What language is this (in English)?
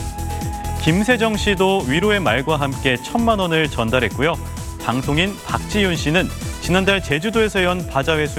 Korean